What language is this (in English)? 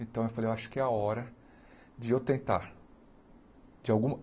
Portuguese